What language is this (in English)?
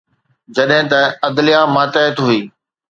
Sindhi